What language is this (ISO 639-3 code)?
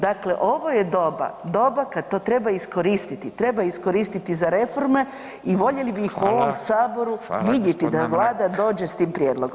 hrv